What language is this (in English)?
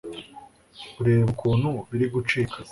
Kinyarwanda